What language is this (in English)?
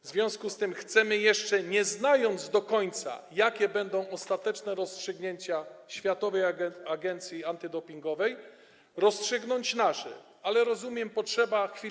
Polish